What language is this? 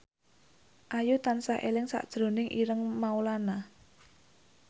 Javanese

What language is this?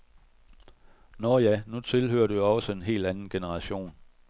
Danish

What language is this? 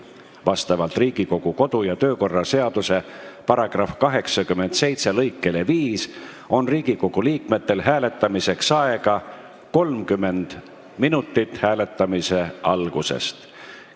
Estonian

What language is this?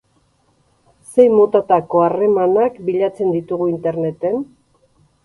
Basque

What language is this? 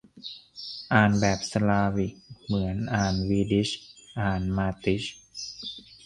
Thai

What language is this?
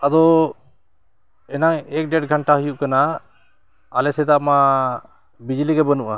Santali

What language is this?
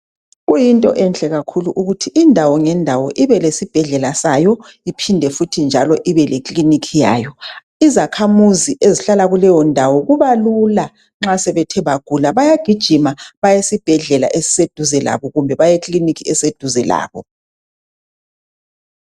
North Ndebele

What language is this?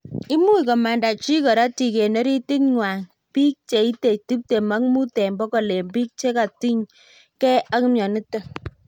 Kalenjin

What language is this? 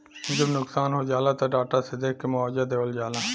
Bhojpuri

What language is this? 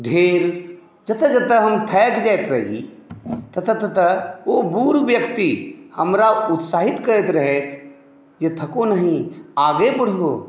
Maithili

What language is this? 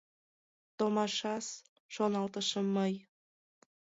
Mari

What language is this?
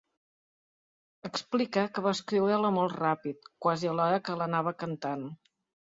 Catalan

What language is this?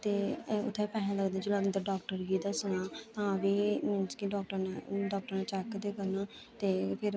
Dogri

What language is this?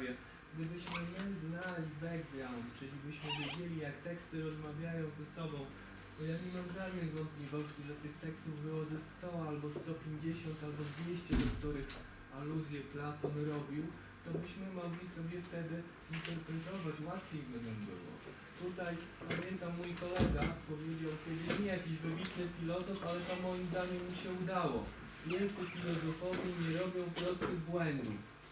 Polish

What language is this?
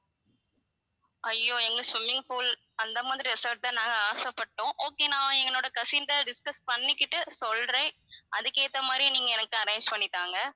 Tamil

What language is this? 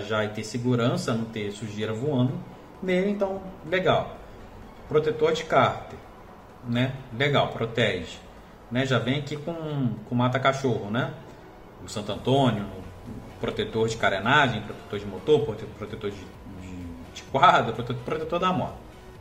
Portuguese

